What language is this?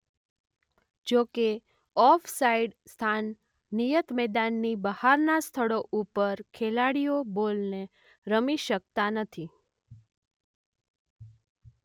Gujarati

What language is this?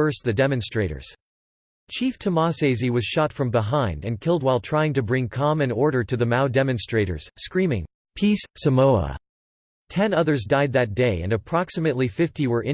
English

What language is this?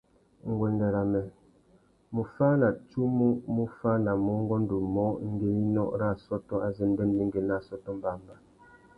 Tuki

